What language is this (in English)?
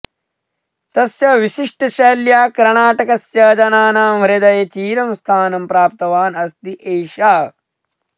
Sanskrit